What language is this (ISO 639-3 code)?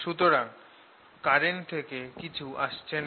ben